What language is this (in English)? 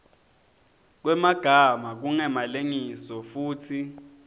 Swati